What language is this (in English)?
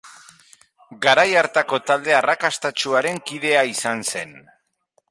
Basque